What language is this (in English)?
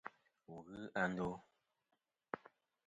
Kom